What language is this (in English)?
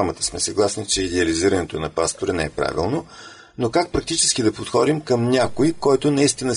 Bulgarian